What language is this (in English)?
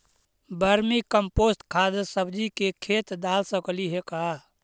Magahi